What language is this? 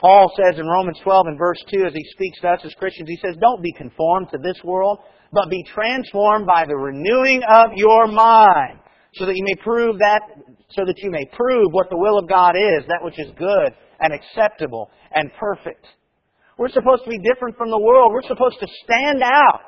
English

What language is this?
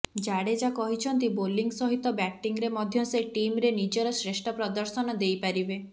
Odia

